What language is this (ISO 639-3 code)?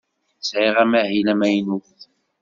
kab